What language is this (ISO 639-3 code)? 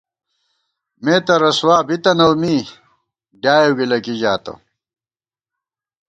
gwt